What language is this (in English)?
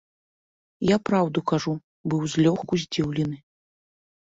Belarusian